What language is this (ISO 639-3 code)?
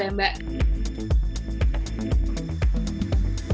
ind